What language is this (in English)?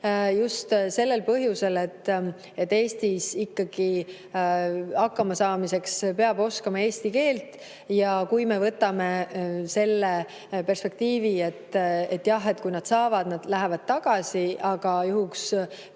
Estonian